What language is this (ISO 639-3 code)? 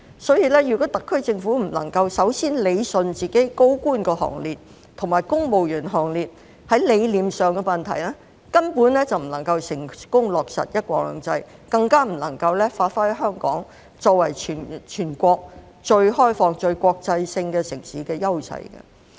yue